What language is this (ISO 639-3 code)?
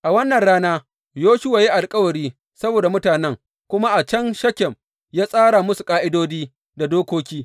hau